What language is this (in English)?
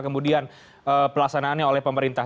Indonesian